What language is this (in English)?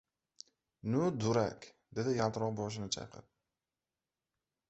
Uzbek